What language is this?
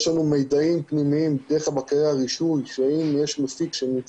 Hebrew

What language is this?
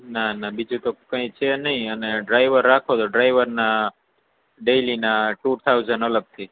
Gujarati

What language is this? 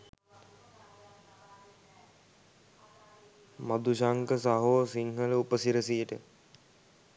Sinhala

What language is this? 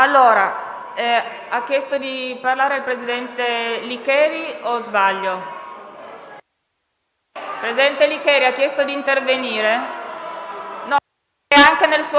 Italian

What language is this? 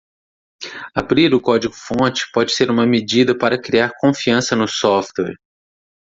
Portuguese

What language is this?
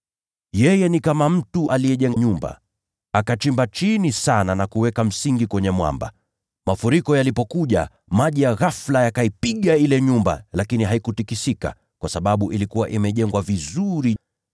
Swahili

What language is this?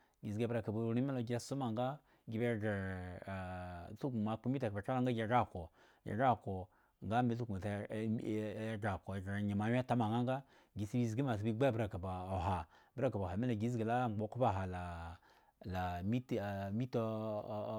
Eggon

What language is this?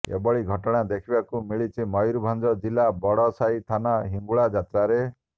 Odia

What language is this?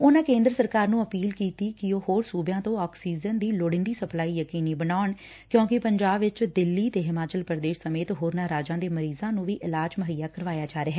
Punjabi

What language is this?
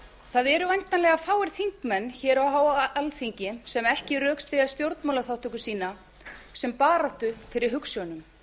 Icelandic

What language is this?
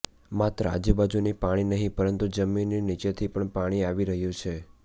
Gujarati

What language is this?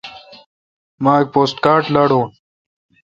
Kalkoti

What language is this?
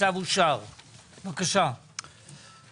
Hebrew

